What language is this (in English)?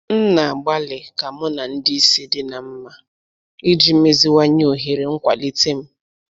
Igbo